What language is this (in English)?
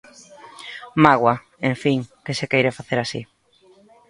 Galician